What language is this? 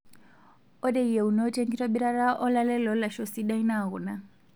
Masai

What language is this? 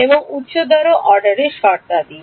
Bangla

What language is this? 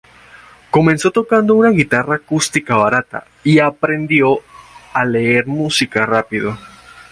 Spanish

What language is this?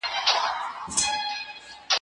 Pashto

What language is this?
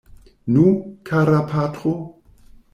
Esperanto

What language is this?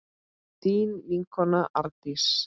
Icelandic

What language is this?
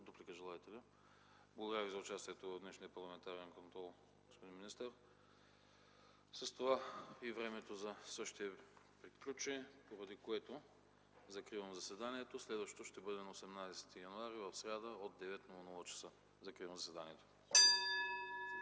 Bulgarian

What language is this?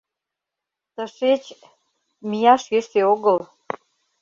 Mari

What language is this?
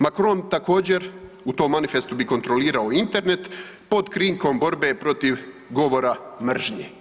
Croatian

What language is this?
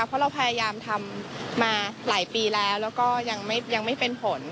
Thai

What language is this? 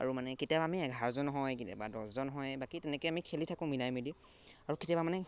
Assamese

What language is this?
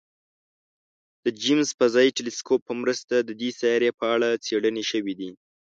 Pashto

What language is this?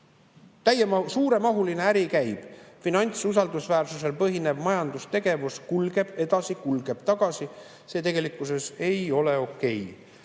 Estonian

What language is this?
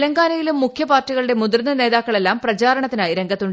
Malayalam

